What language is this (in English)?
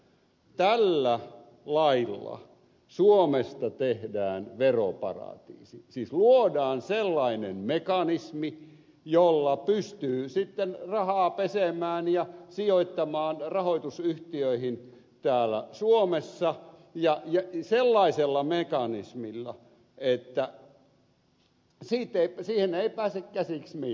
Finnish